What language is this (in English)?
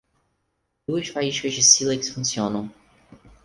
Portuguese